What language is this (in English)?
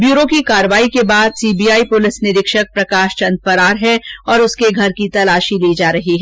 Hindi